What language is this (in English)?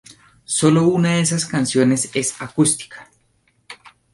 Spanish